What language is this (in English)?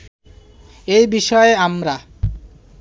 Bangla